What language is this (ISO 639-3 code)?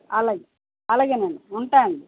tel